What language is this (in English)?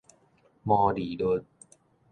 Min Nan Chinese